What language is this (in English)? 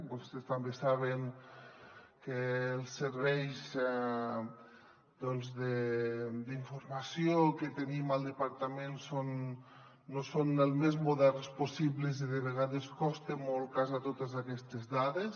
Catalan